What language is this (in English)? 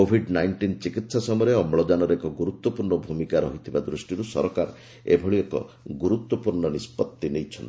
Odia